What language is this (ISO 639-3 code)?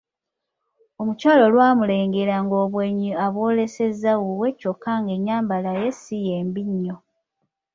lug